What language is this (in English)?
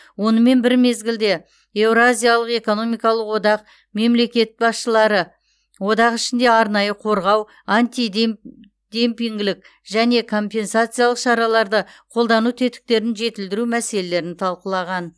Kazakh